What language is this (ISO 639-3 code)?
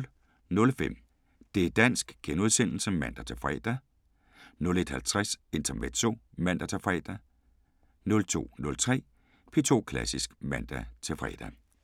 dan